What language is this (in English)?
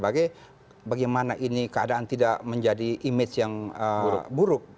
Indonesian